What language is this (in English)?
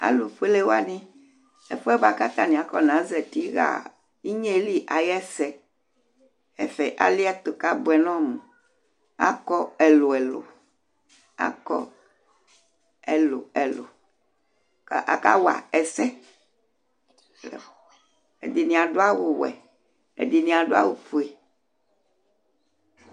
Ikposo